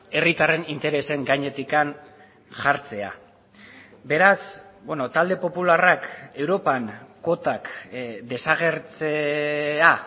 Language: Basque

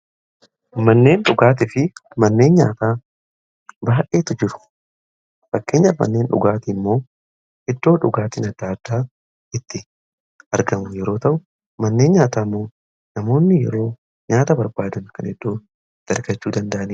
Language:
Oromo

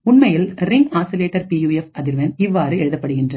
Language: Tamil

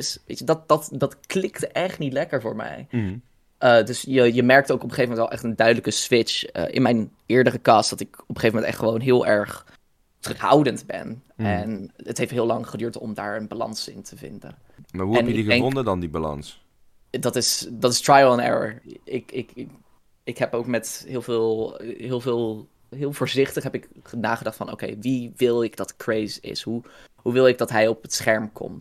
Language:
Dutch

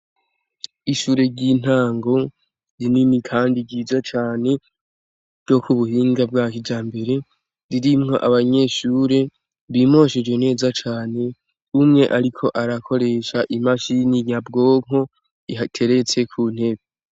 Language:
Rundi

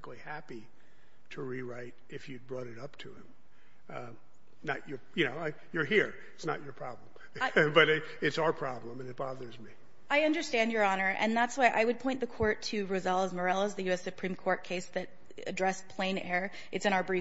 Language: English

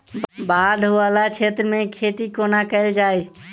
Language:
Maithili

